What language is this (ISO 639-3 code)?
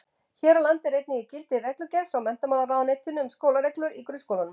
isl